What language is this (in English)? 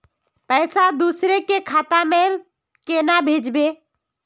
Magahi